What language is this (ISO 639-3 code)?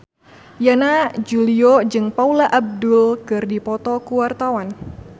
sun